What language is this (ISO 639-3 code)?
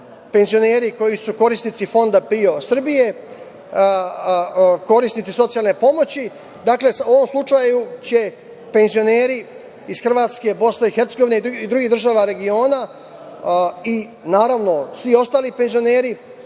srp